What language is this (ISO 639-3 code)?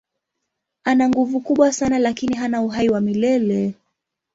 swa